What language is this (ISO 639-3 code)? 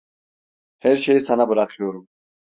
tur